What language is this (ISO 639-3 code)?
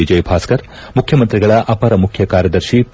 kan